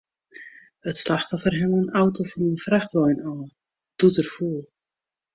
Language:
Western Frisian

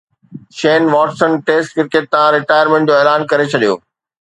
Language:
Sindhi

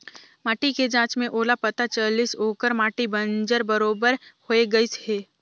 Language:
Chhattisgarhi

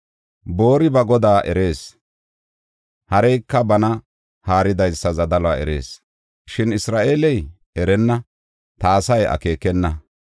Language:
Gofa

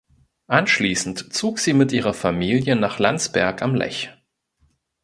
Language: German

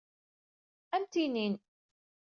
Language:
Kabyle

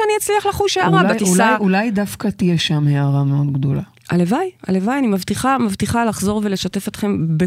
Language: Hebrew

